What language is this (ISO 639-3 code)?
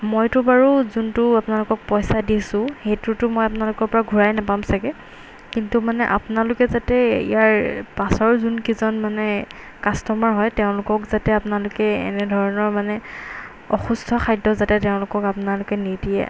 asm